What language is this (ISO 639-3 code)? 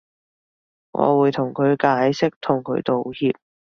yue